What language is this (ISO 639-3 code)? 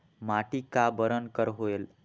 hne